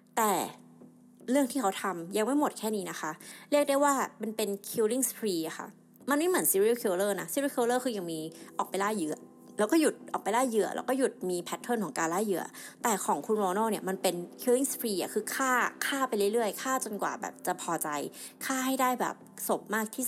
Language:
Thai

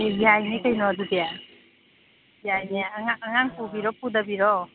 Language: Manipuri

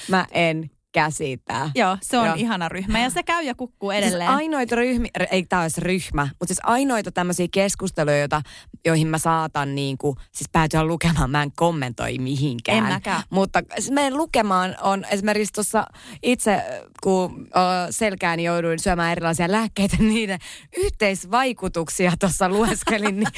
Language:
Finnish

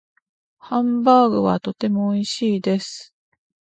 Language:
Japanese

